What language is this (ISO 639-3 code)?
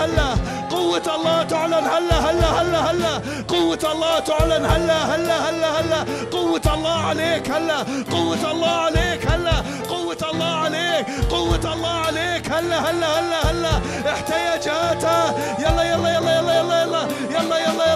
ara